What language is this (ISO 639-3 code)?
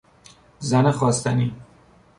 fas